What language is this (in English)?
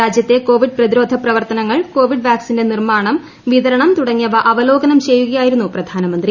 Malayalam